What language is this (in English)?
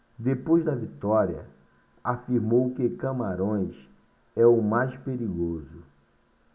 Portuguese